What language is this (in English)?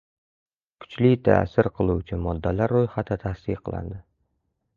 Uzbek